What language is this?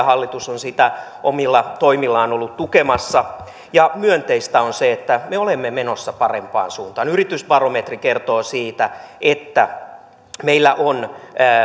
Finnish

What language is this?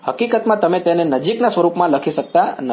Gujarati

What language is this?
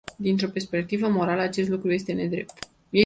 Romanian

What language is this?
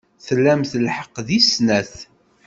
Kabyle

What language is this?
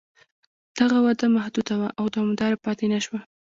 Pashto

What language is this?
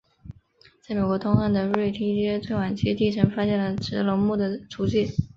Chinese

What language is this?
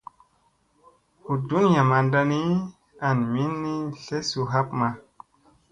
Musey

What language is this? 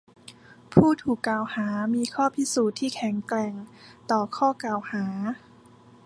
Thai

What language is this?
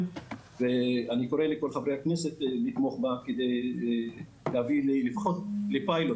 Hebrew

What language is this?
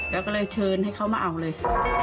Thai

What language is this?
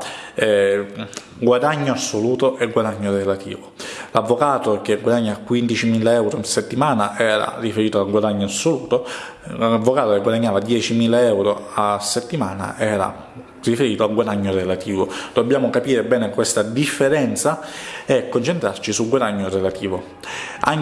Italian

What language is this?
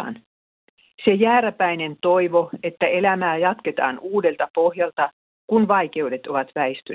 Finnish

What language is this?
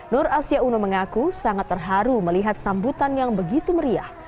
Indonesian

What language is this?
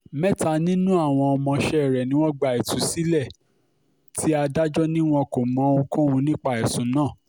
Yoruba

